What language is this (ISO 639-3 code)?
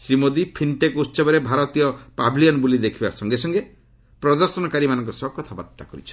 ori